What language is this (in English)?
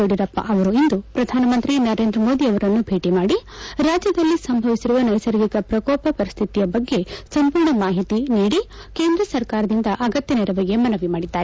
Kannada